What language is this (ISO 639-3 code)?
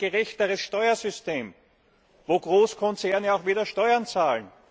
deu